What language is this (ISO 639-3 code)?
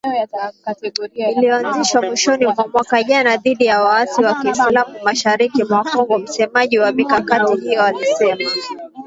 swa